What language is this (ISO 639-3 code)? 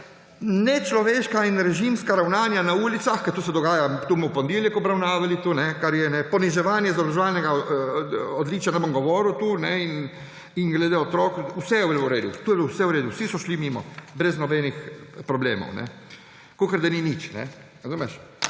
slv